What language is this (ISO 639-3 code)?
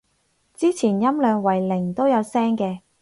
yue